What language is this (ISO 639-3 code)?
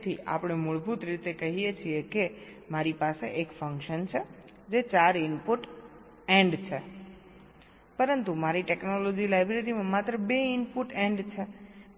guj